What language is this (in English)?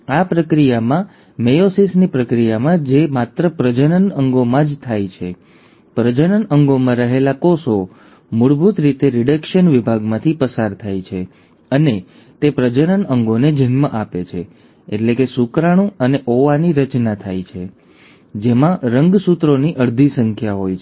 Gujarati